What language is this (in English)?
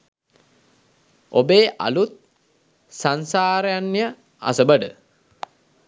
Sinhala